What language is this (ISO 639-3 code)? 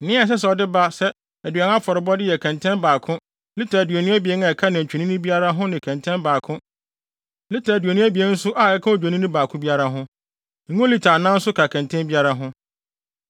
aka